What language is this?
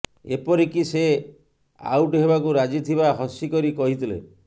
Odia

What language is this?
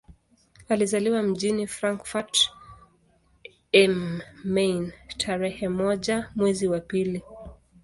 Swahili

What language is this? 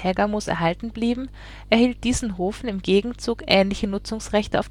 German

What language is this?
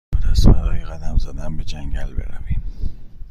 Persian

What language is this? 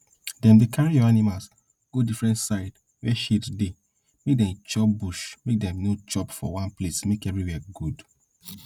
Nigerian Pidgin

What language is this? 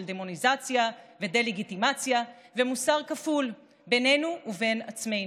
Hebrew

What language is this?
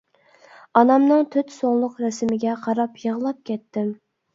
Uyghur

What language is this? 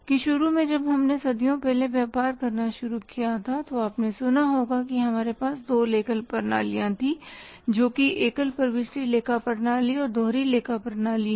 Hindi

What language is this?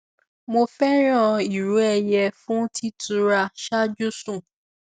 Yoruba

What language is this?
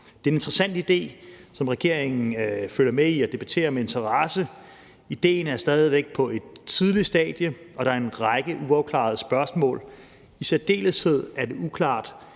Danish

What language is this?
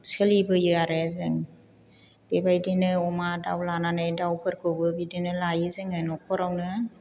Bodo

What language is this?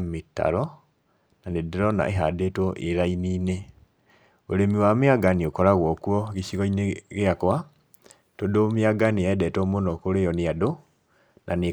Kikuyu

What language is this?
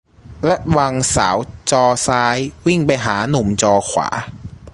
Thai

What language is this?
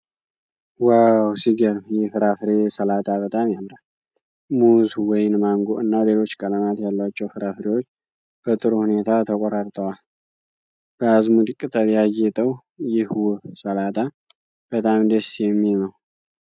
Amharic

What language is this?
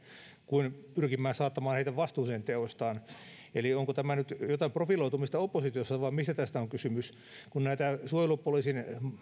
Finnish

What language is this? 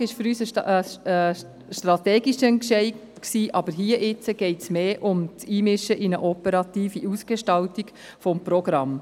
Swiss German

